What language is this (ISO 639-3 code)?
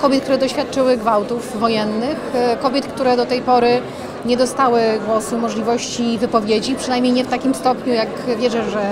pol